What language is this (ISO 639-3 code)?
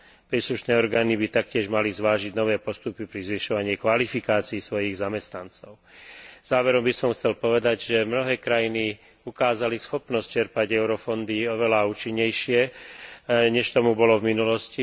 slk